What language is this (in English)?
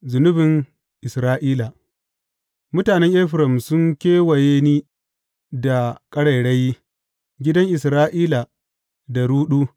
Hausa